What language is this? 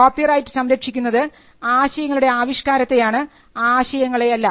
Malayalam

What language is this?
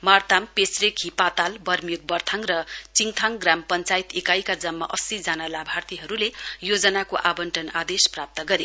Nepali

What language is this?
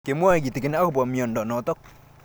Kalenjin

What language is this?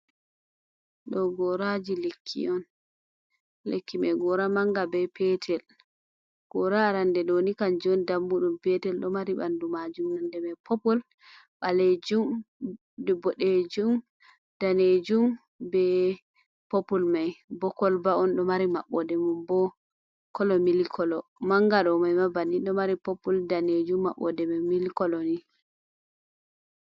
Fula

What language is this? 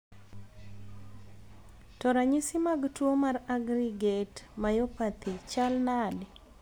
Luo (Kenya and Tanzania)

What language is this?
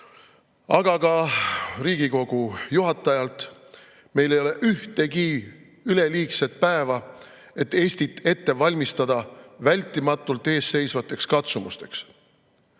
Estonian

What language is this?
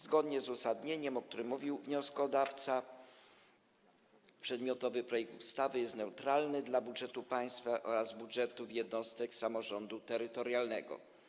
Polish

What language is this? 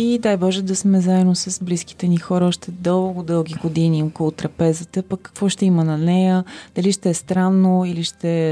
Bulgarian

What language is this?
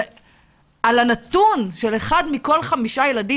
Hebrew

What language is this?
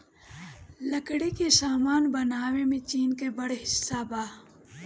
Bhojpuri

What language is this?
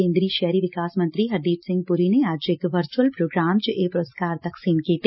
Punjabi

